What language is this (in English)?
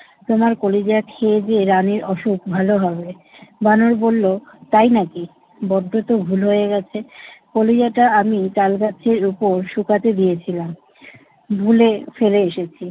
Bangla